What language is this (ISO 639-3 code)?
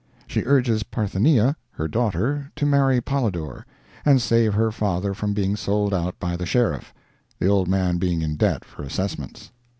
eng